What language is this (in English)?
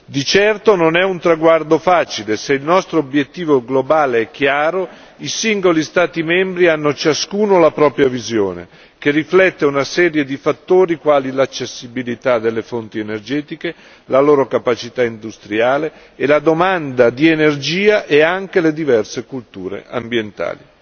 Italian